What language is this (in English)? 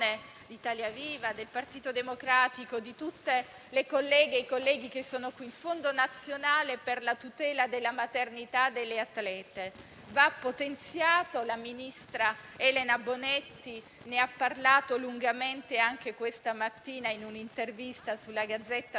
Italian